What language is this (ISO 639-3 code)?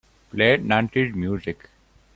eng